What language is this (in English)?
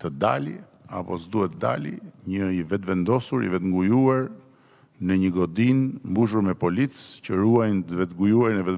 Romanian